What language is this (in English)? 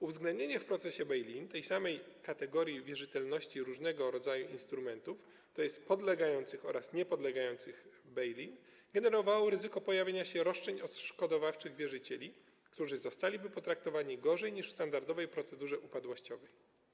Polish